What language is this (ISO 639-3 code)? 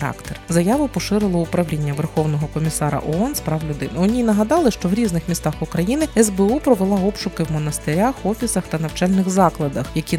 ukr